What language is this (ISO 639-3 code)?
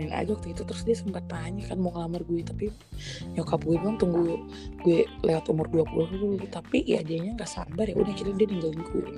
ind